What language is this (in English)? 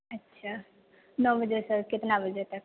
Maithili